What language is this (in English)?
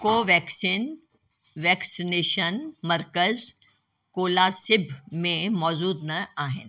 Sindhi